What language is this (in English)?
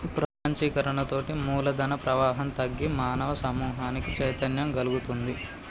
Telugu